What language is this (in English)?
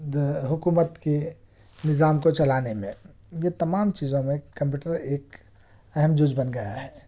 Urdu